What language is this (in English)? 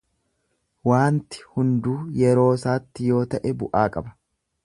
Oromo